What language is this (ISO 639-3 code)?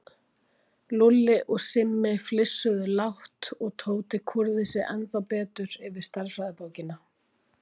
isl